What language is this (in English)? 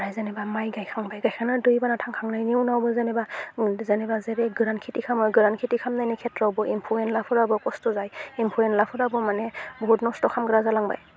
Bodo